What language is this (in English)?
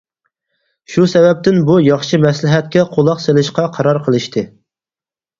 Uyghur